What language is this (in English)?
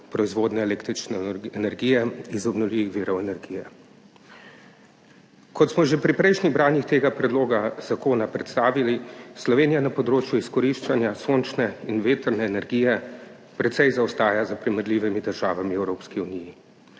Slovenian